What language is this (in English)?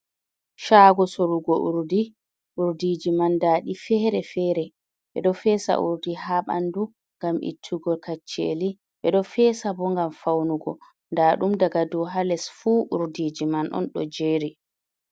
Fula